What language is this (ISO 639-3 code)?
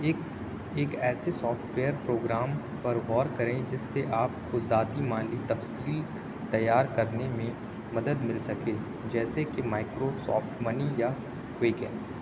urd